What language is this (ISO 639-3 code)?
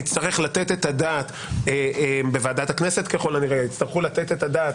heb